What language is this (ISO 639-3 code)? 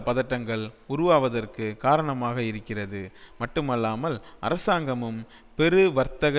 tam